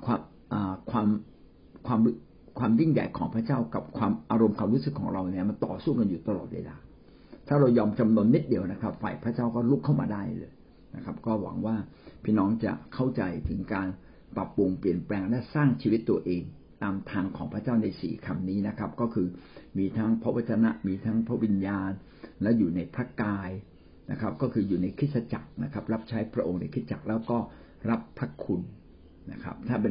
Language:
Thai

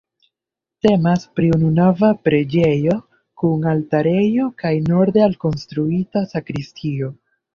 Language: Esperanto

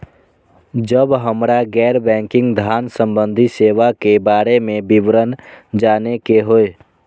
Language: Maithili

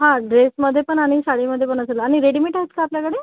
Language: Marathi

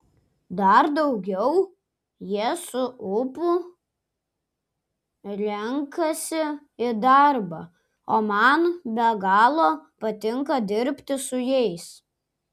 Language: Lithuanian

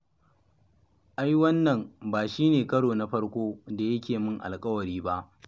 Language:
Hausa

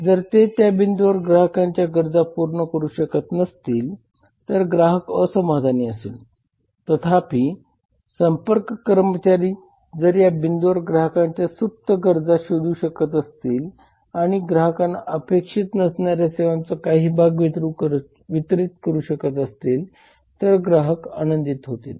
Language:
Marathi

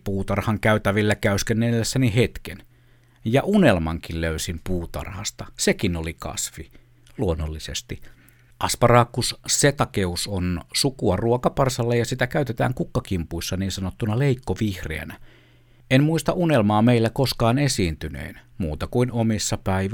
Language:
Finnish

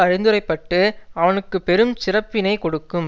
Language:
Tamil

